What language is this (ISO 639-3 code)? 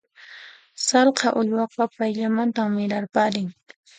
qxp